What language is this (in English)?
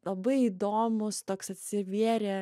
Lithuanian